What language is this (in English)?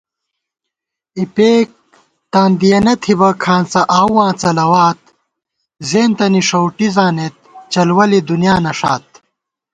Gawar-Bati